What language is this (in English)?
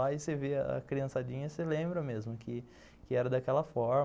Portuguese